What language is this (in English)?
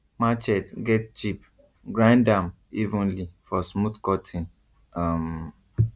Nigerian Pidgin